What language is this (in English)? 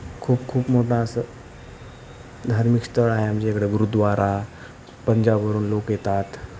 Marathi